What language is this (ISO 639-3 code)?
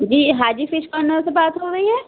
urd